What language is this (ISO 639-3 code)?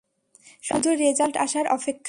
ben